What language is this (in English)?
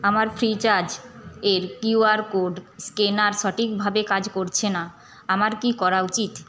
Bangla